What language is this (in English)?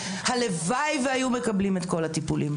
Hebrew